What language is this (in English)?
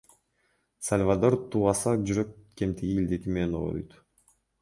Kyrgyz